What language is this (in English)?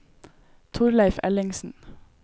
Norwegian